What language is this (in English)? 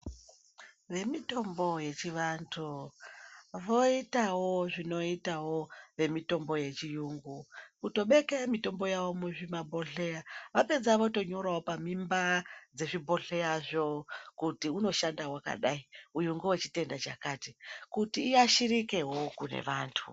Ndau